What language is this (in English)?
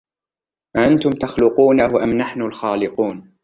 Arabic